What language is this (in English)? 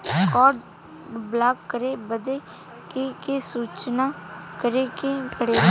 Bhojpuri